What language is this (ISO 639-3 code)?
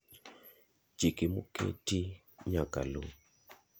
luo